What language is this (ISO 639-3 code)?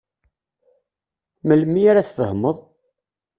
kab